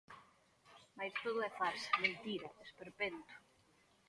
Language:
Galician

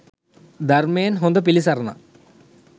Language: Sinhala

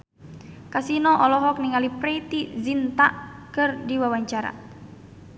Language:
Sundanese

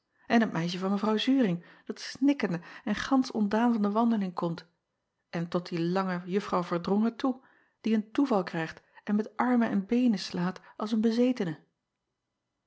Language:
Dutch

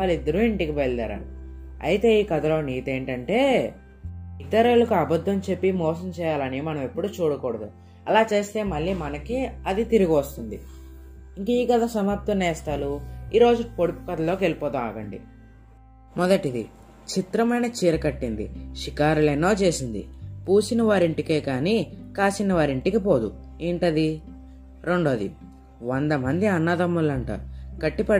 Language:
Telugu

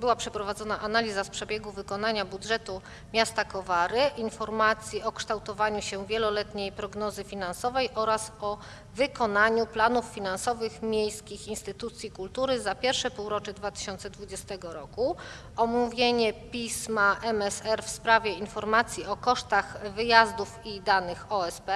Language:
Polish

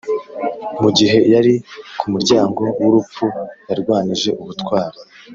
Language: Kinyarwanda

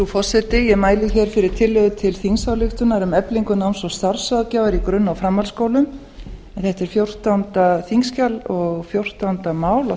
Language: Icelandic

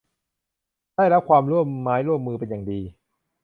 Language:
Thai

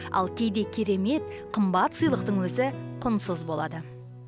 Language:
Kazakh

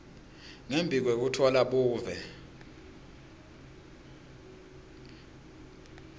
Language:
Swati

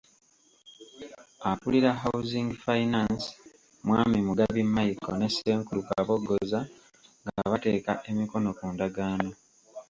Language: Ganda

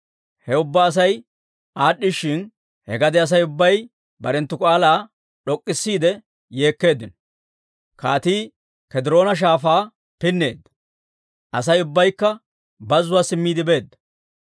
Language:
Dawro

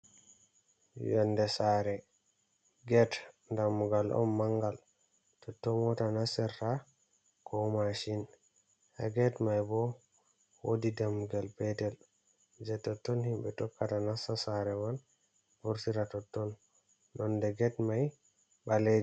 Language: Fula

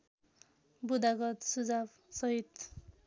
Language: Nepali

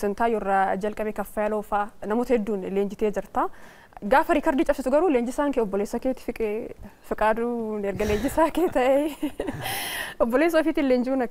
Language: Arabic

